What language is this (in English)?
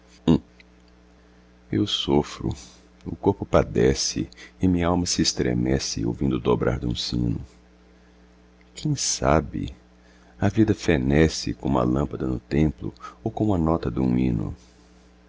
Portuguese